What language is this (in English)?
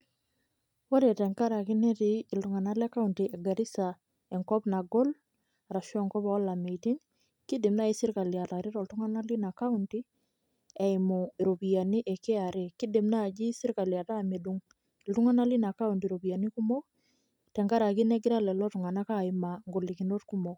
Masai